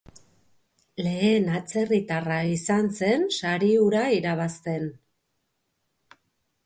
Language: Basque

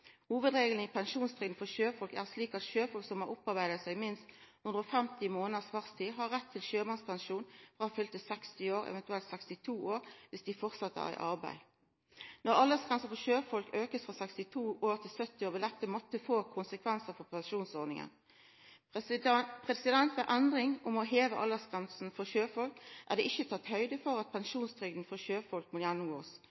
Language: Norwegian Nynorsk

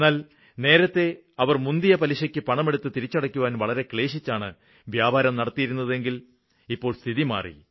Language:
Malayalam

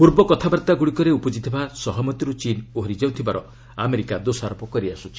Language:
Odia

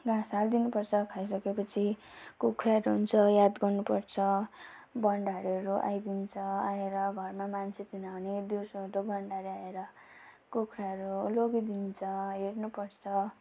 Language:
Nepali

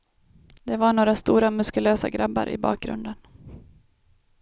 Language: Swedish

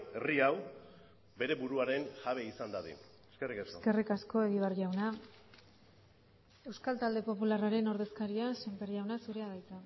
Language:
Basque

